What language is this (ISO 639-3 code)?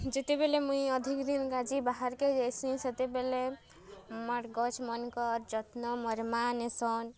ori